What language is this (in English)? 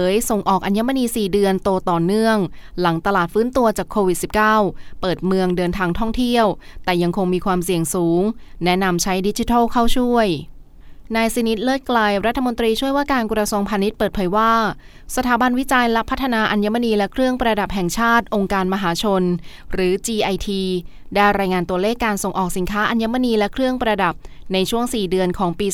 Thai